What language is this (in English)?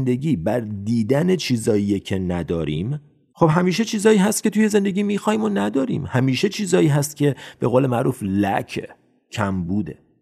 Persian